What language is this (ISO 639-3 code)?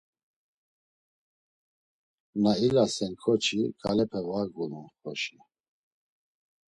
lzz